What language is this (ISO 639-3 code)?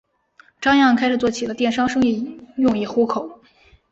zho